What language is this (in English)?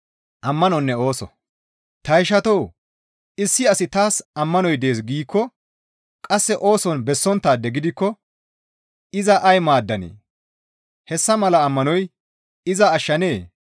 Gamo